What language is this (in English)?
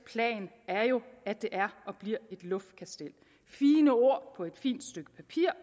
Danish